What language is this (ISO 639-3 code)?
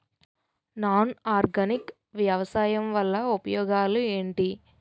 tel